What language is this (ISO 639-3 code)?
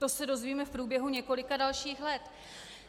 ces